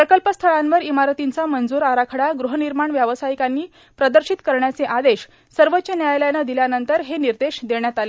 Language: Marathi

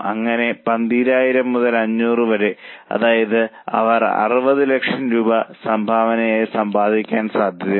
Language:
Malayalam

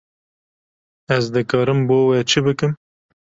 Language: Kurdish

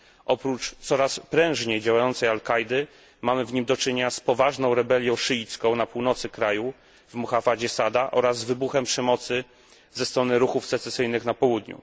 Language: Polish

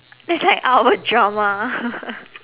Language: English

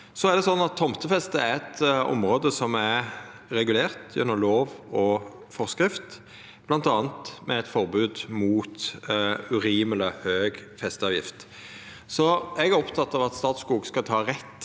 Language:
Norwegian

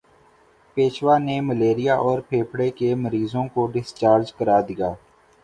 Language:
Urdu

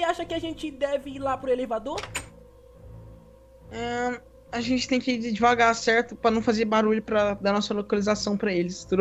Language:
Portuguese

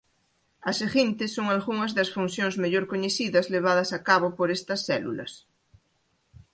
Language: Galician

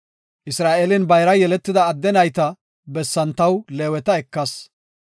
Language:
Gofa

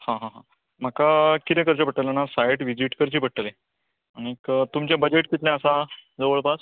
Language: Konkani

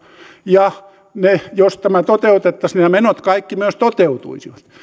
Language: Finnish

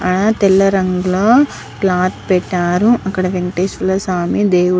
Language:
Telugu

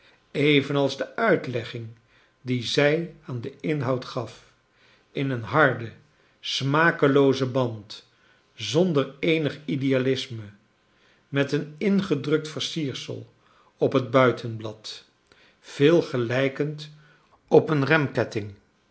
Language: Dutch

